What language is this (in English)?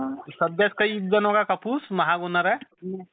Marathi